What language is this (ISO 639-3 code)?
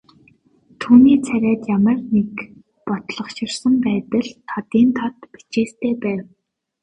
mon